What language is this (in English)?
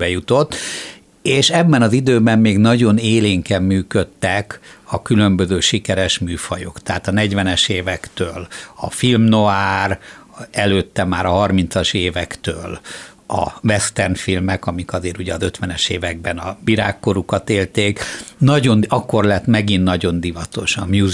Hungarian